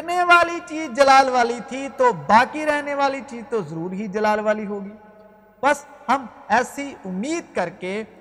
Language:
Urdu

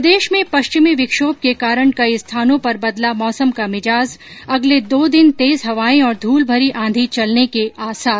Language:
Hindi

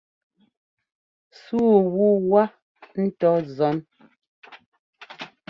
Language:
Ngomba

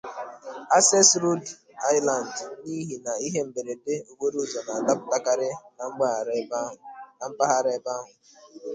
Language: Igbo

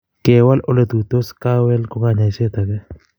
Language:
Kalenjin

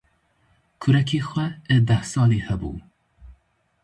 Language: Kurdish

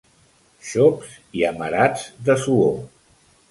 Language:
Catalan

